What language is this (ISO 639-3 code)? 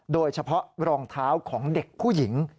tha